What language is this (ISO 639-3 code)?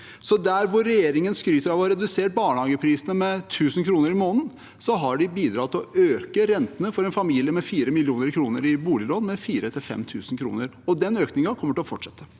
nor